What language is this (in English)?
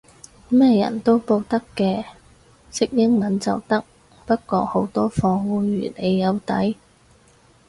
Cantonese